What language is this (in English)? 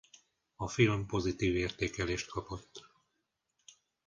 Hungarian